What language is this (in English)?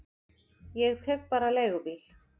Icelandic